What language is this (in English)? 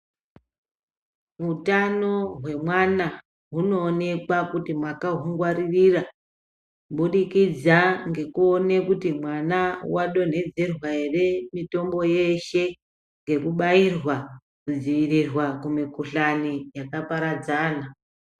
Ndau